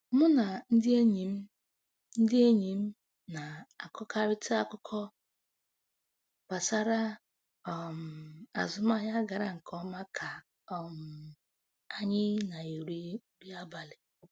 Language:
Igbo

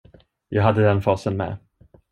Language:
Swedish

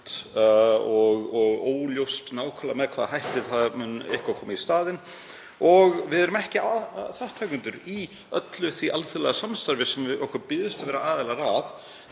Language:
Icelandic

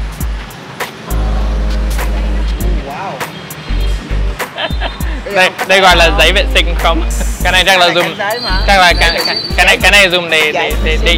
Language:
Vietnamese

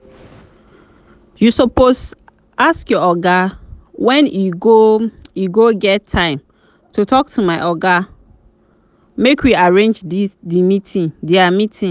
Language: Nigerian Pidgin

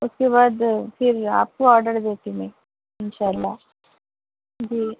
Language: Urdu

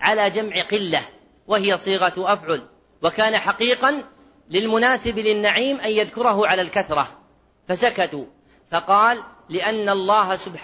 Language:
Arabic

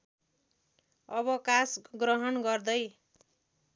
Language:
Nepali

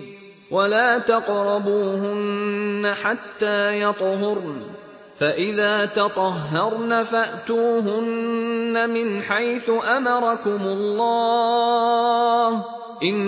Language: Arabic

